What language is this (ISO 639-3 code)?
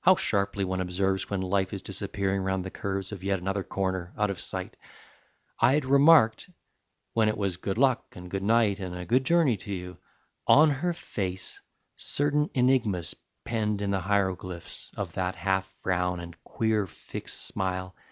eng